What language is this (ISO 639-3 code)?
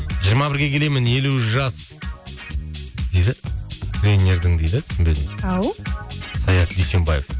kaz